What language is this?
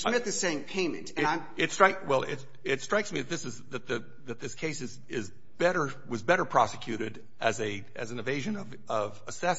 English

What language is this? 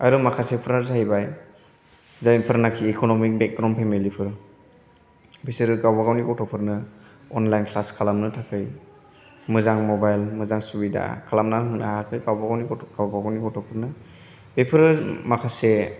Bodo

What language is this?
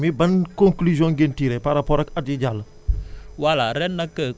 Wolof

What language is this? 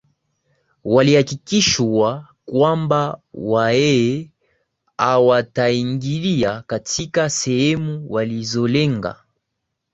Swahili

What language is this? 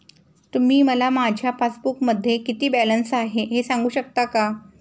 Marathi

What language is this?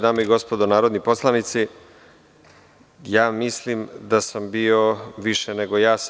Serbian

